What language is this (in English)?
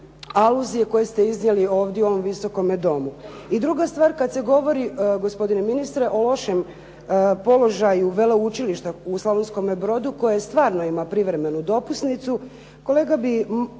Croatian